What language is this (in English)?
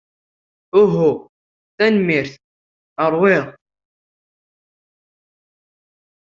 Kabyle